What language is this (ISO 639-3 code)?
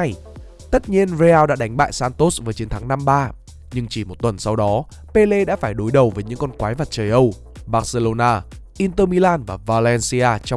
vie